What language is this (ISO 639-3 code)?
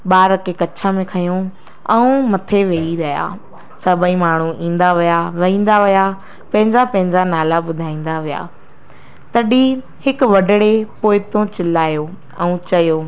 snd